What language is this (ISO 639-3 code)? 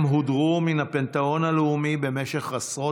heb